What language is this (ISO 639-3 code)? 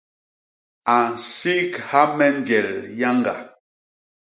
bas